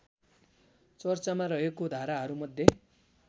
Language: Nepali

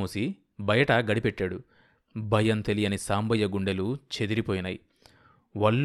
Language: Telugu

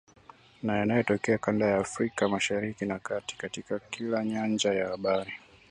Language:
Swahili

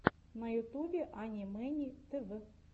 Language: Russian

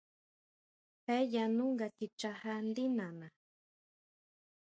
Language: Huautla Mazatec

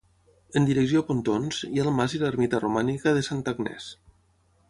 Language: Catalan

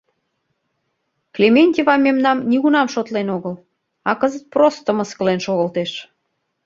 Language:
Mari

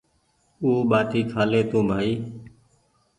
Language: Goaria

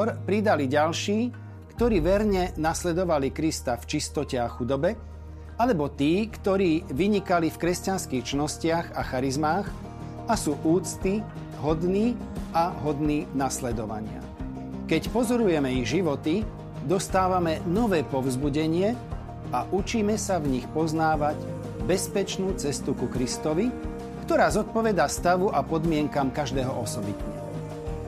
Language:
Slovak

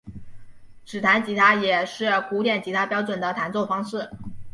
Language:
Chinese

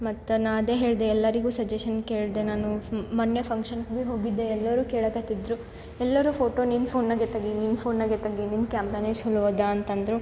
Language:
Kannada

